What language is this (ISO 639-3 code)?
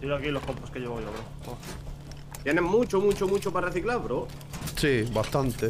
spa